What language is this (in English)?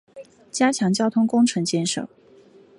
Chinese